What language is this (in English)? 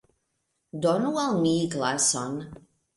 Esperanto